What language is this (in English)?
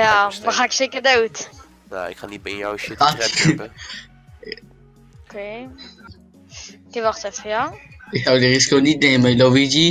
Dutch